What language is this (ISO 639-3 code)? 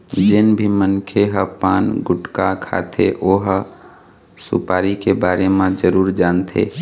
hne